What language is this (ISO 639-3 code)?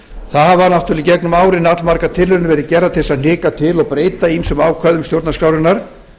isl